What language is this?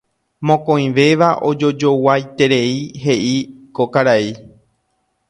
Guarani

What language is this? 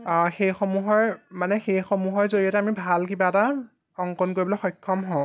Assamese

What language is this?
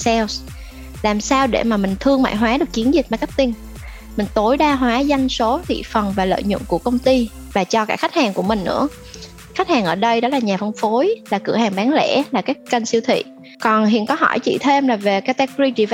Vietnamese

